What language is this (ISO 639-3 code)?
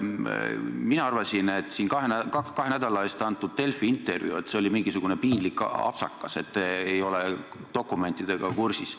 est